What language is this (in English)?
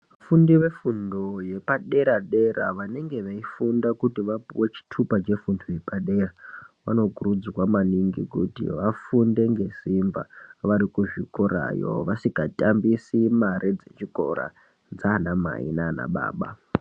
Ndau